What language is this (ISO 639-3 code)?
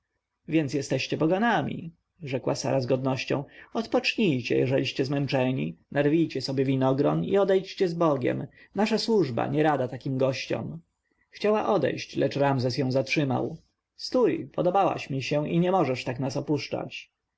pol